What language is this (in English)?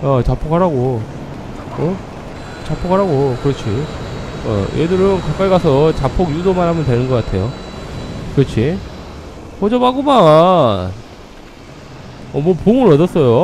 Korean